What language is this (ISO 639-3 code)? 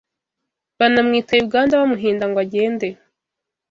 kin